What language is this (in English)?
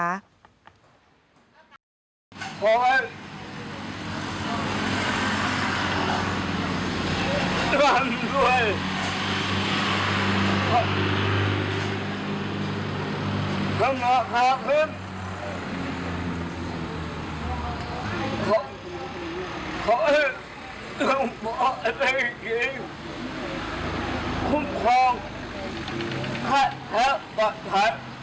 Thai